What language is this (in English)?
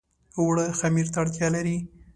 Pashto